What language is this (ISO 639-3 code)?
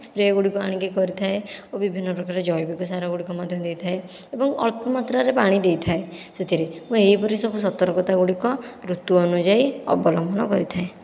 ori